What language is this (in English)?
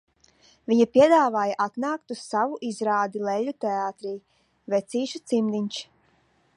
Latvian